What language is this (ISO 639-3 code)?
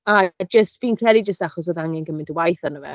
cym